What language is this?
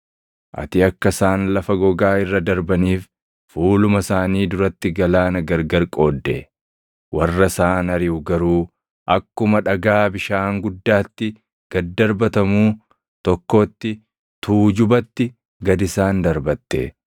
Oromo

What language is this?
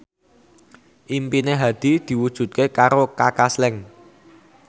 Javanese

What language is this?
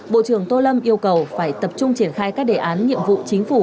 Vietnamese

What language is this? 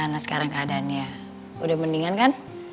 Indonesian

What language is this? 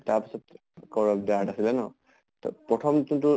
Assamese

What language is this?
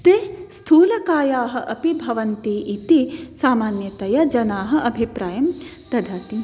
Sanskrit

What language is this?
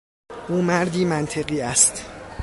Persian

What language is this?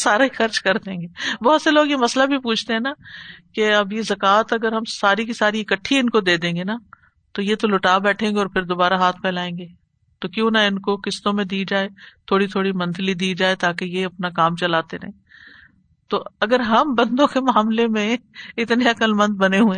Urdu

